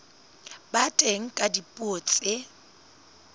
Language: Southern Sotho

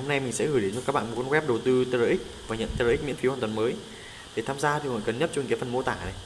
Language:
Vietnamese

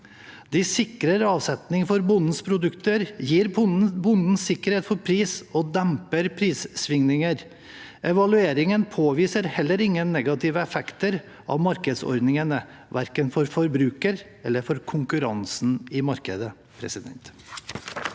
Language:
Norwegian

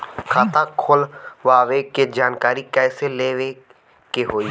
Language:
Bhojpuri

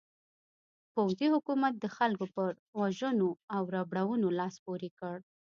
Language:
Pashto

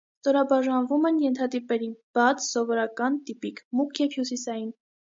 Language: Armenian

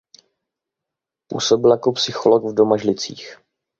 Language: Czech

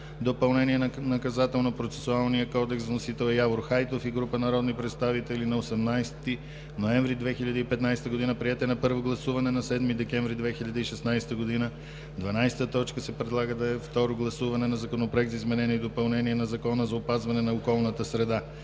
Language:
Bulgarian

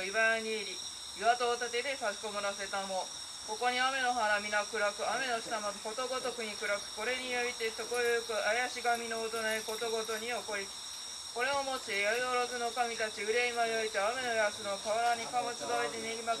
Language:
Japanese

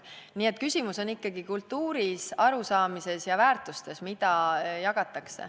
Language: Estonian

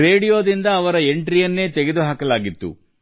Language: Kannada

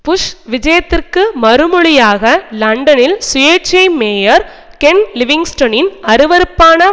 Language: Tamil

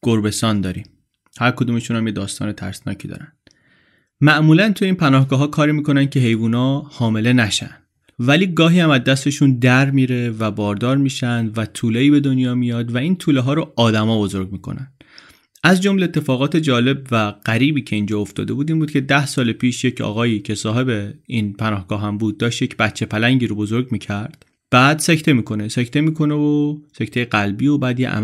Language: Persian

